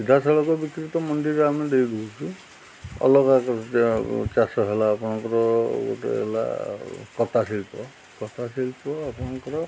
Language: Odia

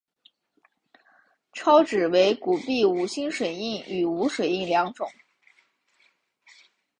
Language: Chinese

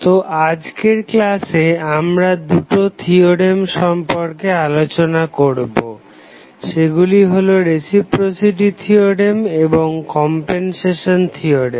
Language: Bangla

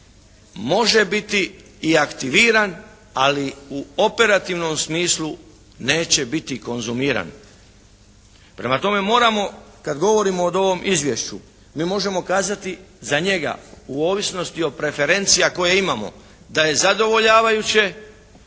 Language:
Croatian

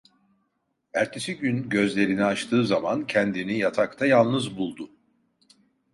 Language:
Turkish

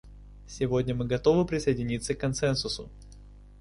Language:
Russian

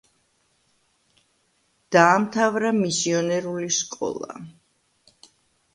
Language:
Georgian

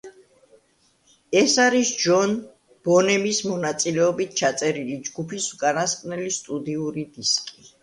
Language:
Georgian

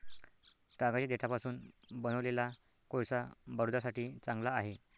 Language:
Marathi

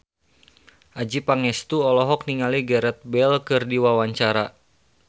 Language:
Sundanese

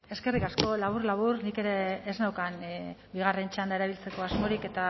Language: Basque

